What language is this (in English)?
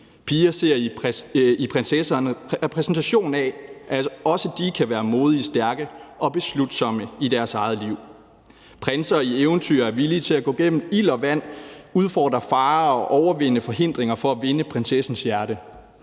Danish